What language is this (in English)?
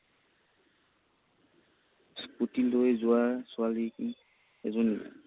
Assamese